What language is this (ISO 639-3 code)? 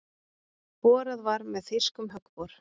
isl